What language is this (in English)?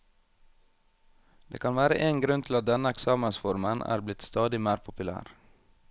Norwegian